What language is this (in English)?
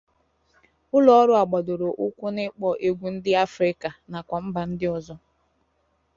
Igbo